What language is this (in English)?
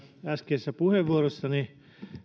Finnish